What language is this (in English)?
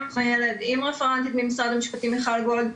Hebrew